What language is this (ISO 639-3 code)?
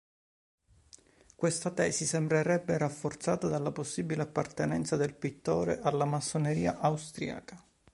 ita